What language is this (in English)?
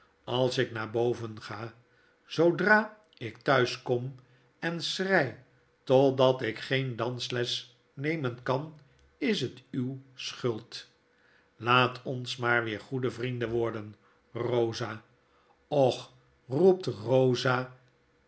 Dutch